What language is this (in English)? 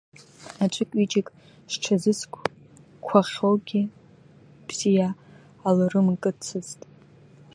Abkhazian